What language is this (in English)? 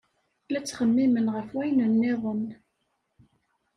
Kabyle